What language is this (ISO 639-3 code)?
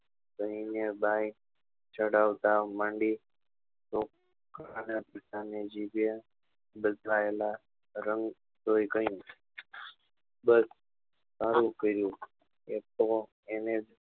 guj